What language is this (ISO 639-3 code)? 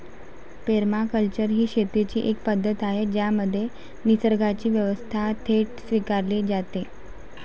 mar